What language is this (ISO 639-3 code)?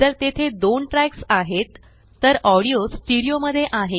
mar